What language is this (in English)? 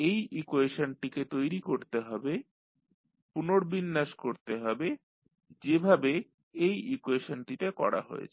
Bangla